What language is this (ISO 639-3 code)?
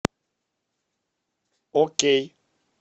rus